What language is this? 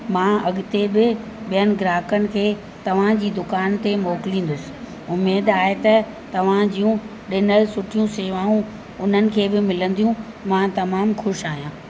Sindhi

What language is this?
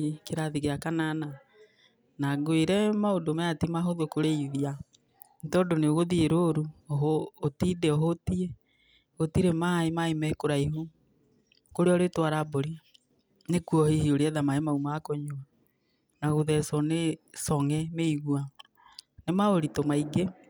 Kikuyu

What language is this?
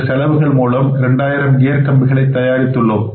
Tamil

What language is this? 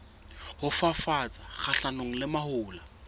Southern Sotho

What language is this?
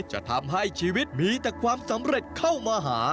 Thai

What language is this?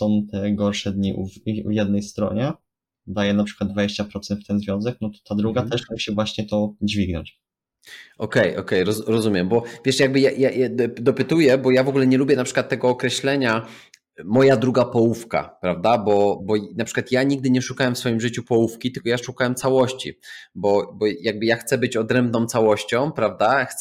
Polish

